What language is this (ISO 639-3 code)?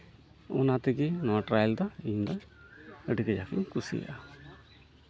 sat